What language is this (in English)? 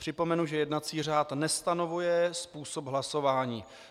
Czech